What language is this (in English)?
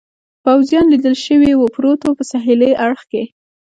Pashto